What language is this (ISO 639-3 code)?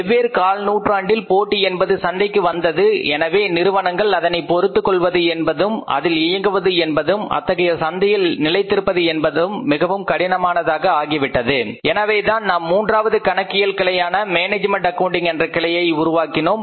tam